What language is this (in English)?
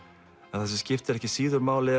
Icelandic